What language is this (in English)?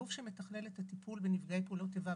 Hebrew